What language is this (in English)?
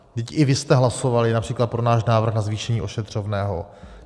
Czech